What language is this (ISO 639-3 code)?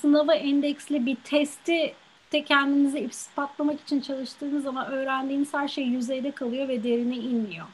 tur